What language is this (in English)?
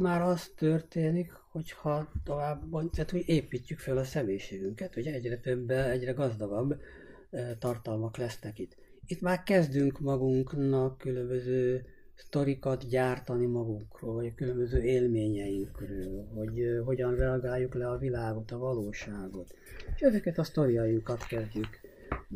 Hungarian